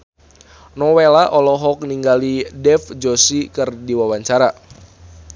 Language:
Sundanese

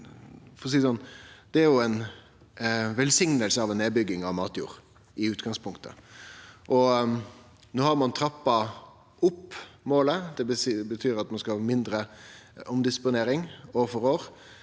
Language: Norwegian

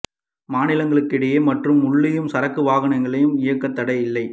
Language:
Tamil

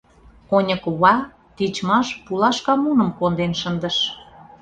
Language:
Mari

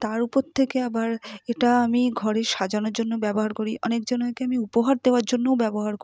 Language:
Bangla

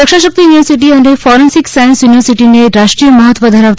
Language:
Gujarati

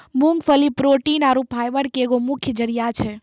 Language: Maithili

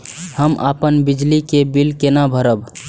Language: Maithili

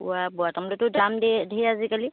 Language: Assamese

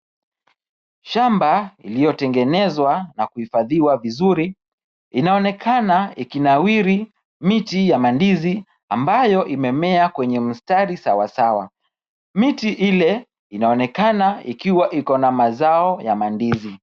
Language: Swahili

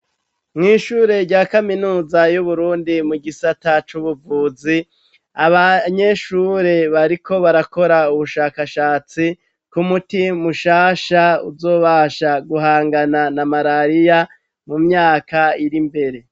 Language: Rundi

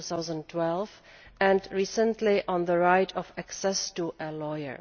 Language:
English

